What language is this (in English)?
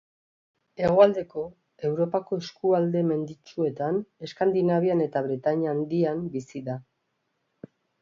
Basque